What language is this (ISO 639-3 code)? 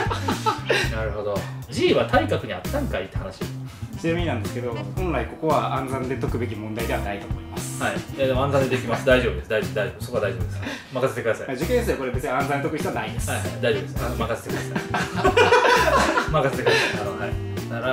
jpn